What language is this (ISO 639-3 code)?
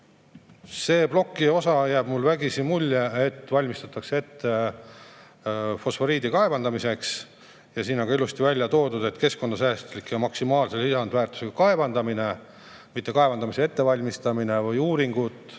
est